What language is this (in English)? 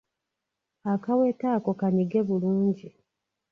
Ganda